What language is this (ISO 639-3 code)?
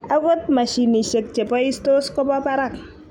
kln